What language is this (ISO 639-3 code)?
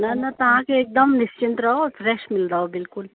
snd